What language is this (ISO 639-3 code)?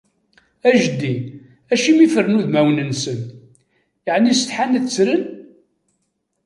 kab